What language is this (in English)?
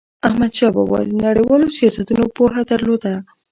Pashto